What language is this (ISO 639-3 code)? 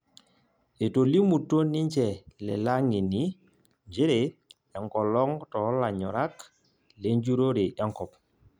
mas